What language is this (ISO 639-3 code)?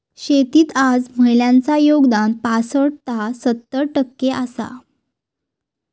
mar